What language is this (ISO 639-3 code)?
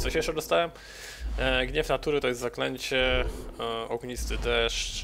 pol